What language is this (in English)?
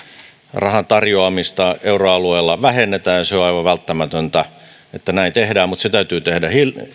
Finnish